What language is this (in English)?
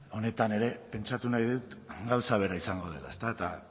Basque